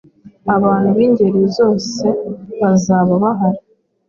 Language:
Kinyarwanda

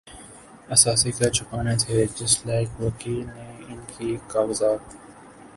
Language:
Urdu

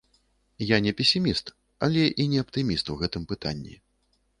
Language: Belarusian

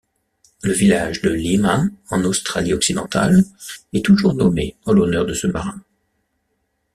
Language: French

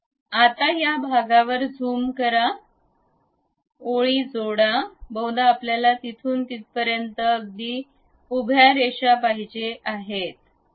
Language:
Marathi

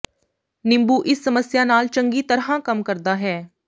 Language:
Punjabi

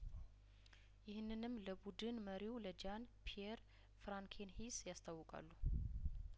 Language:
Amharic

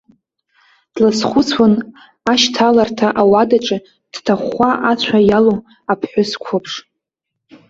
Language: Abkhazian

